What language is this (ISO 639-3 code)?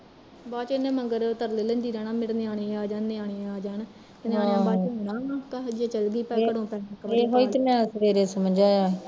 pan